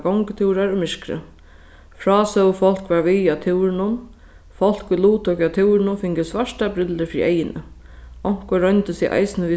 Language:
Faroese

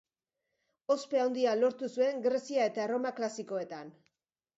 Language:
Basque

